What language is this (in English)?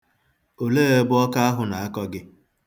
Igbo